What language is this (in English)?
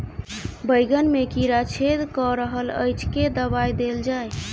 Maithili